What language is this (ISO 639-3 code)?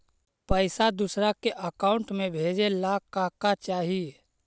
mag